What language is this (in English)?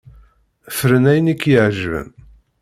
Kabyle